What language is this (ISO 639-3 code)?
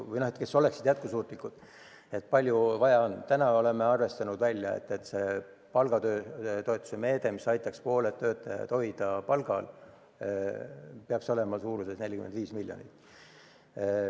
est